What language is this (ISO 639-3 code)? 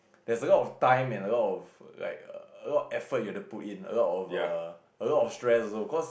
eng